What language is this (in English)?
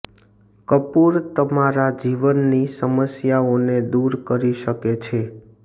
Gujarati